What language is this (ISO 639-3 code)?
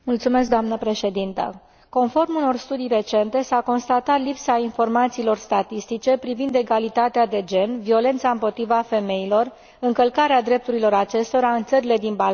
ron